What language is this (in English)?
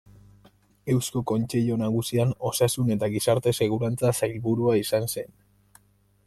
Basque